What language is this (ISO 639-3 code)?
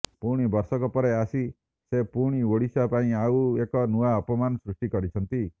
ori